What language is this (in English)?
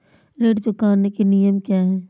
Hindi